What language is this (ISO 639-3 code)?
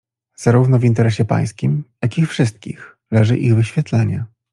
pol